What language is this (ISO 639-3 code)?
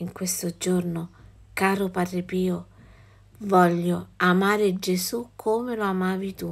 ita